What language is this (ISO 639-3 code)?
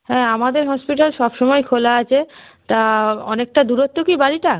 ben